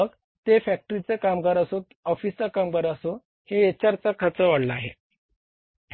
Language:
Marathi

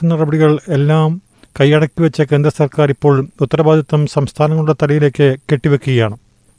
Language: Malayalam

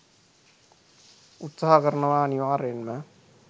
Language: Sinhala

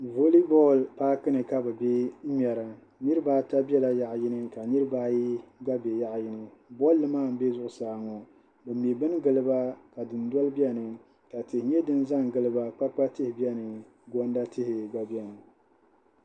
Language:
Dagbani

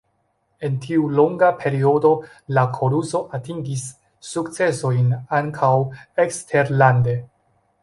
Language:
Esperanto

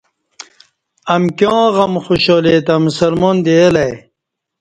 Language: Kati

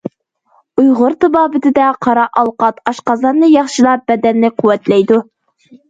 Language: Uyghur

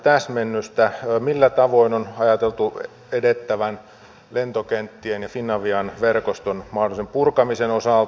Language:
Finnish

